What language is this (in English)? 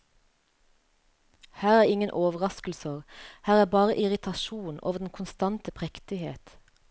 Norwegian